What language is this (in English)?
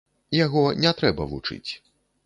Belarusian